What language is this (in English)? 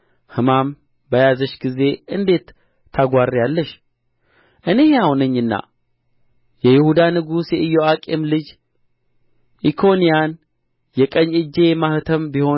Amharic